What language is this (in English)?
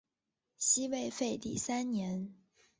Chinese